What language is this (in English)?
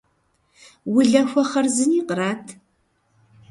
Kabardian